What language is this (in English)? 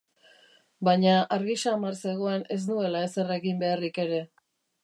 Basque